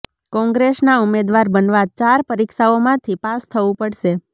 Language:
Gujarati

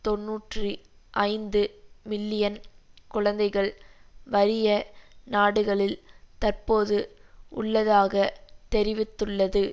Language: Tamil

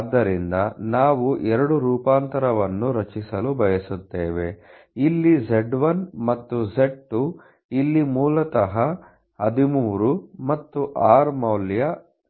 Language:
Kannada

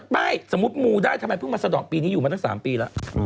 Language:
Thai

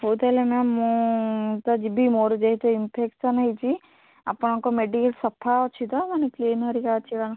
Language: Odia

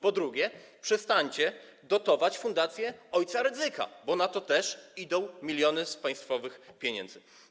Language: Polish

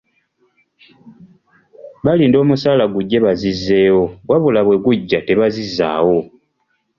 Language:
Ganda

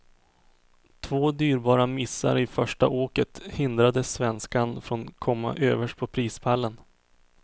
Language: Swedish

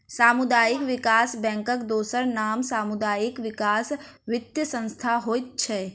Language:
Maithili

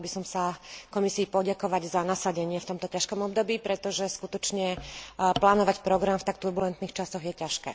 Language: Slovak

